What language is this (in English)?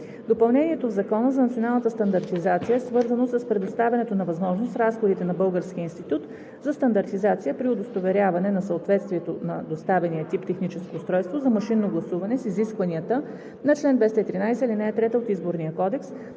Bulgarian